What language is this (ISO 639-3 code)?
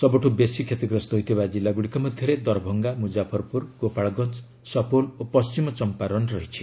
ori